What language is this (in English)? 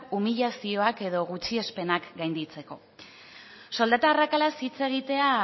Basque